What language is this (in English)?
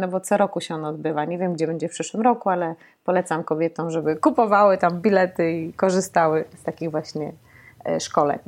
Polish